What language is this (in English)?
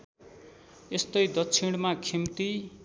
Nepali